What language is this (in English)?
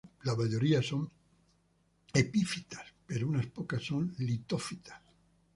Spanish